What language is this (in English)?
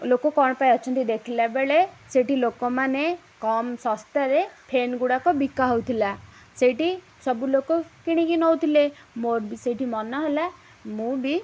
Odia